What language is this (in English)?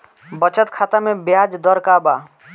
Bhojpuri